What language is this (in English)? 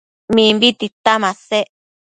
Matsés